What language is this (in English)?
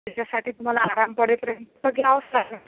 Marathi